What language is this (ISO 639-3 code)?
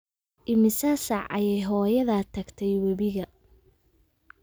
som